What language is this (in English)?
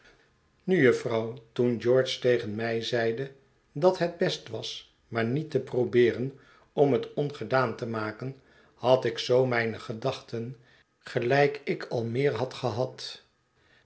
Dutch